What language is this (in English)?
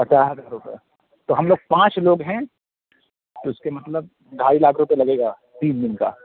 Urdu